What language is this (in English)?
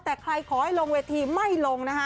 Thai